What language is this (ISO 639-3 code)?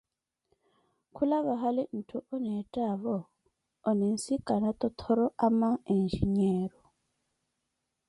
eko